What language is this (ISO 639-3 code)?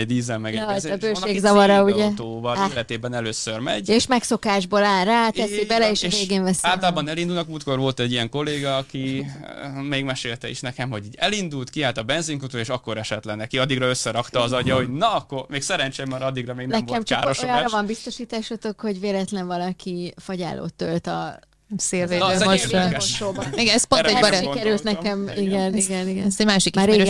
hun